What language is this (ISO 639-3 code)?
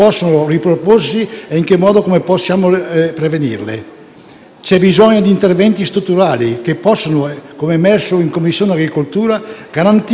ita